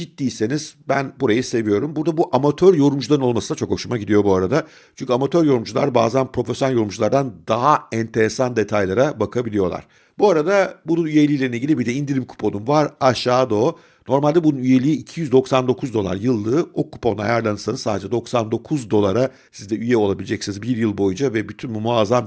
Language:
Turkish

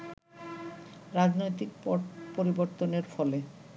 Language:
Bangla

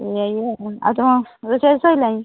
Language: Odia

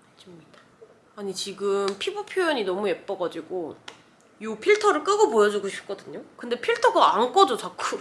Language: Korean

